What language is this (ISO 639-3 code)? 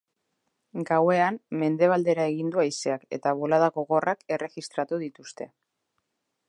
eus